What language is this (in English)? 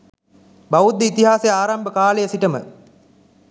Sinhala